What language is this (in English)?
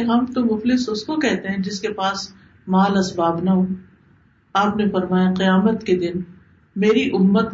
Urdu